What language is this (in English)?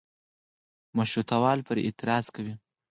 Pashto